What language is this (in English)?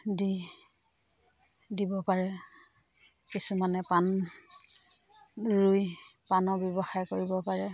Assamese